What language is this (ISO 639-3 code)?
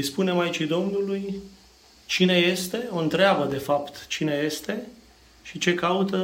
ron